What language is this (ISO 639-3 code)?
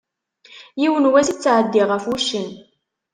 kab